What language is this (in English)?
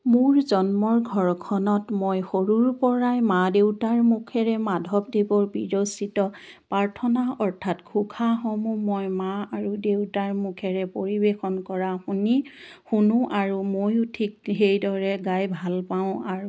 Assamese